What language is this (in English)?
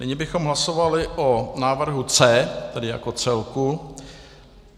Czech